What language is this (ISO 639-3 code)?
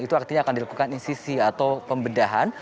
ind